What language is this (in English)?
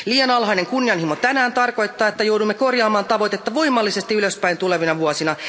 Finnish